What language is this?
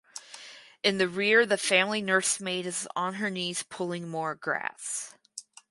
English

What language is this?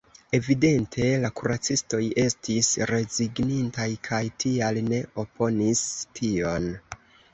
Esperanto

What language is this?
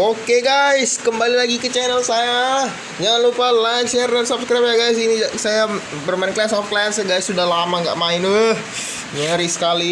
Indonesian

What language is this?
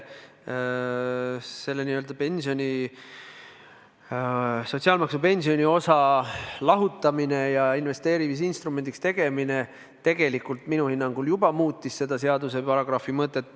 Estonian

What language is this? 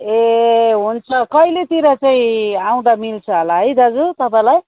Nepali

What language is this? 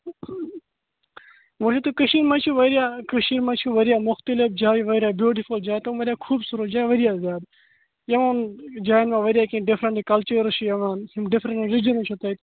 Kashmiri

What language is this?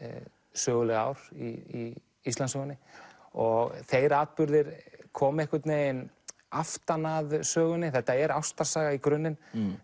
Icelandic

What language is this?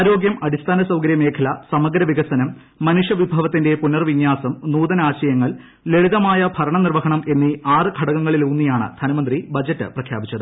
Malayalam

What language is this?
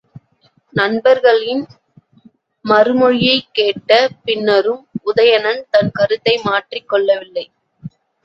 Tamil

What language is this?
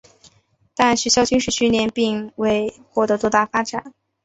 Chinese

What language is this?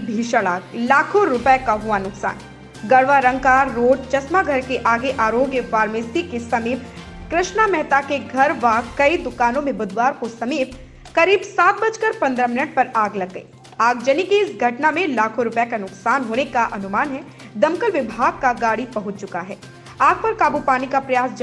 Hindi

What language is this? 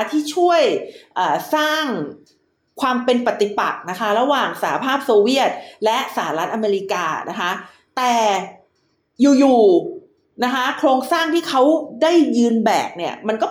Thai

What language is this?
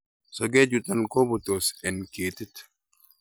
Kalenjin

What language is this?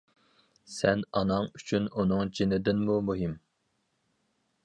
Uyghur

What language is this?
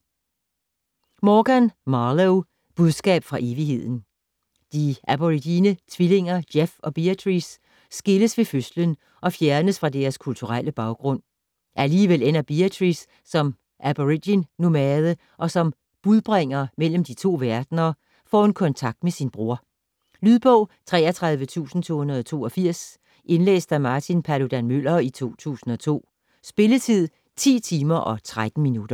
Danish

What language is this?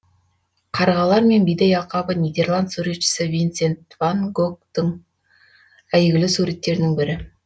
Kazakh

